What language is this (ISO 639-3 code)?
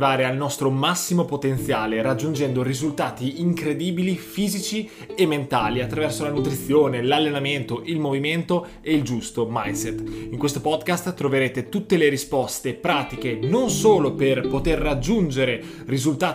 ita